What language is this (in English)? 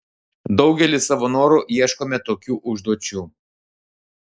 Lithuanian